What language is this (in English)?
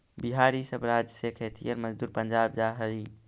Magahi